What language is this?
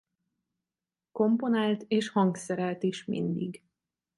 Hungarian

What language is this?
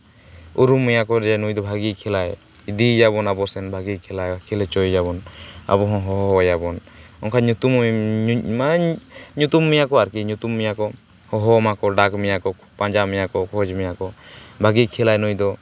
Santali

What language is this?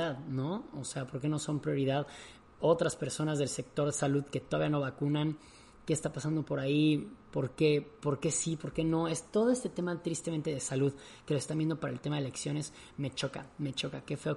Spanish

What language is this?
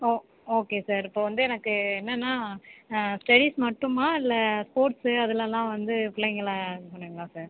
Tamil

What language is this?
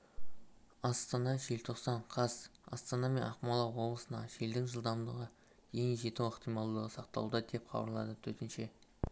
Kazakh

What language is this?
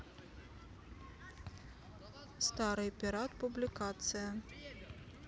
Russian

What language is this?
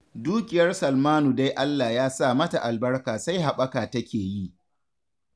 Hausa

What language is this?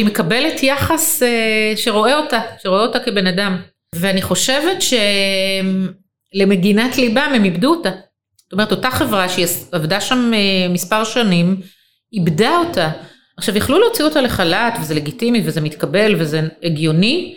Hebrew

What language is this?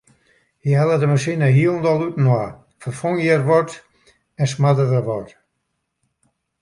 Western Frisian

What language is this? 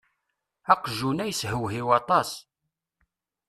Kabyle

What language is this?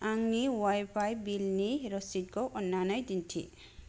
Bodo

